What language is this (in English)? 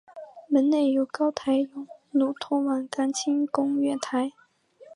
Chinese